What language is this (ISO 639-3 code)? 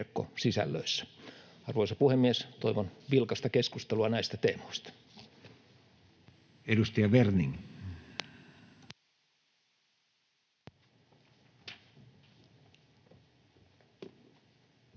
fin